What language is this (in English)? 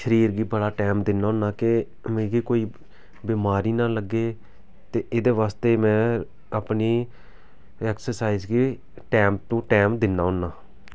Dogri